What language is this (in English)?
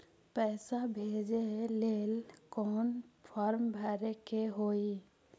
Magahi